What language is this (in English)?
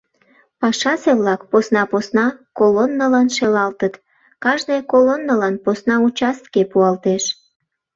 Mari